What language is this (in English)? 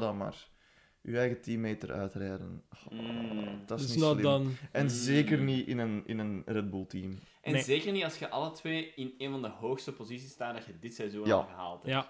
Dutch